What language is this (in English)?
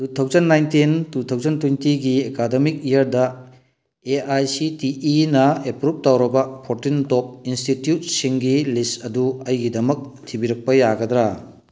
Manipuri